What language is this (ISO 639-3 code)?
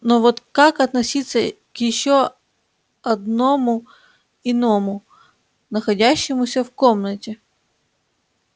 rus